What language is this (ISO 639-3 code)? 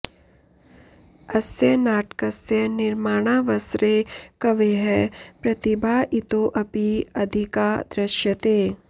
san